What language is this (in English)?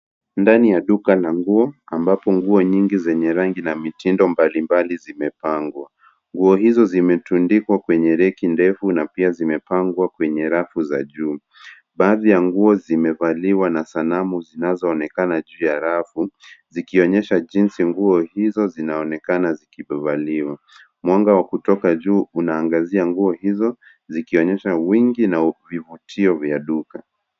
Swahili